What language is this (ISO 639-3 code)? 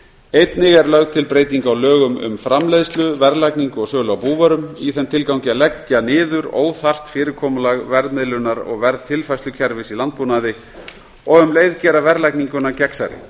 isl